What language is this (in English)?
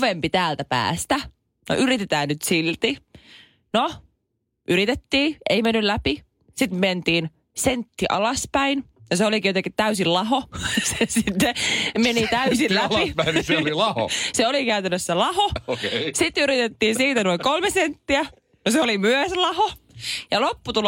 Finnish